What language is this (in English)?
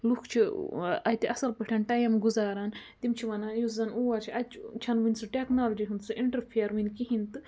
Kashmiri